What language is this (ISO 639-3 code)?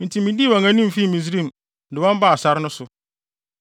aka